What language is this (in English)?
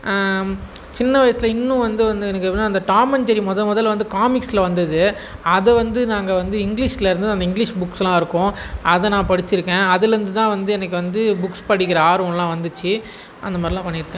Tamil